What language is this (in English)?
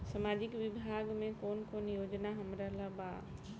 Bhojpuri